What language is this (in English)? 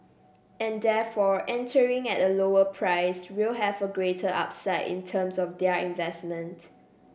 English